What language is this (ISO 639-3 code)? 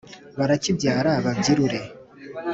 kin